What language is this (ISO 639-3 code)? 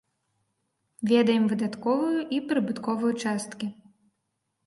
bel